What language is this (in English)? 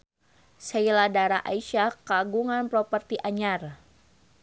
Sundanese